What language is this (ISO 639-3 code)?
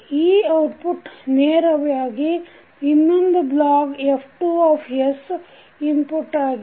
kan